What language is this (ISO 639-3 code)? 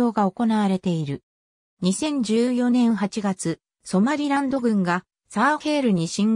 jpn